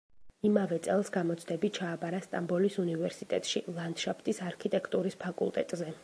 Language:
Georgian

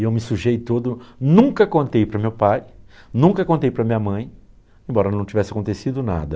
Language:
Portuguese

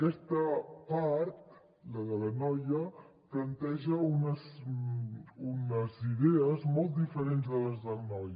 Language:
Catalan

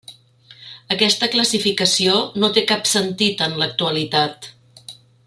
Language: Catalan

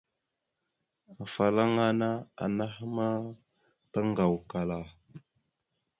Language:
Mada (Cameroon)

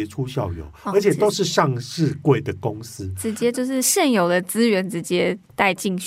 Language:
Chinese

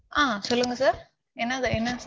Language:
Tamil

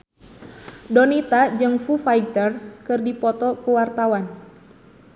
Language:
Sundanese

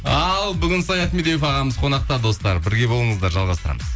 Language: Kazakh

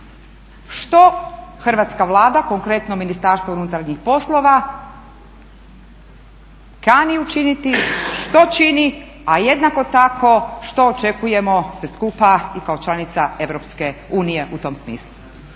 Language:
Croatian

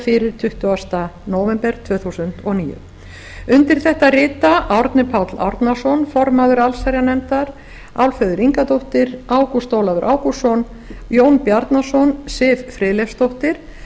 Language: Icelandic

